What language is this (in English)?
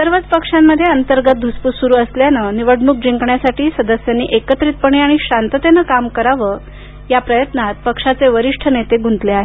Marathi